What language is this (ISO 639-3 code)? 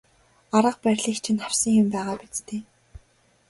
mon